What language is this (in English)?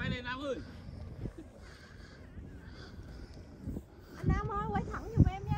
Vietnamese